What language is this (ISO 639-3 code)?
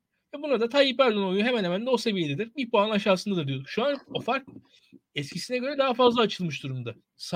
tur